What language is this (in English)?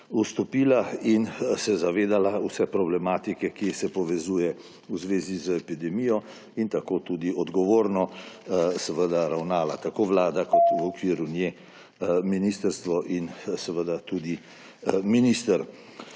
Slovenian